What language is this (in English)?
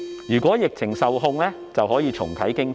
Cantonese